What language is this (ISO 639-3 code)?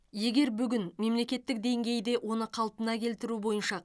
kaz